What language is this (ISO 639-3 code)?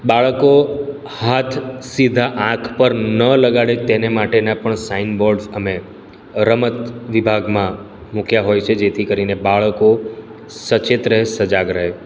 guj